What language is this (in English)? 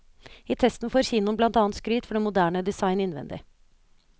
Norwegian